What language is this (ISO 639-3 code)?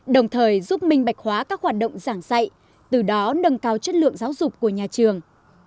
vie